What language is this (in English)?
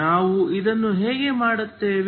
Kannada